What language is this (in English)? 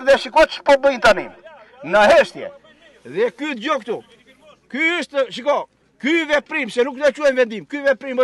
Romanian